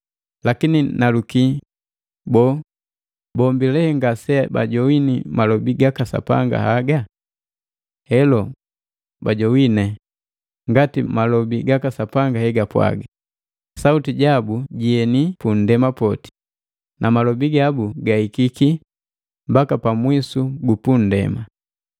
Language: Matengo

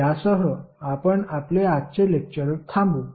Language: Marathi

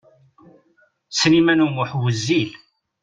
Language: Kabyle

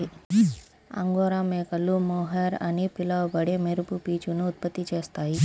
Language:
Telugu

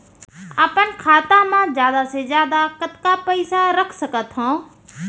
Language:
Chhattisgarhi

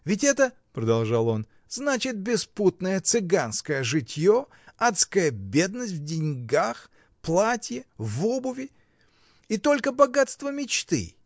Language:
Russian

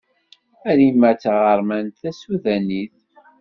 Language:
Kabyle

